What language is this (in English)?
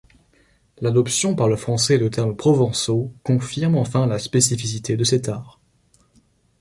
French